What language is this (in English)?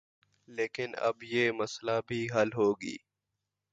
Urdu